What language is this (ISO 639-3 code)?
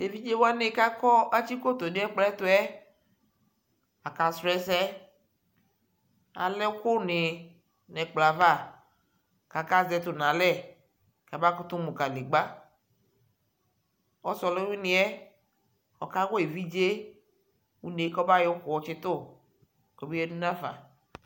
kpo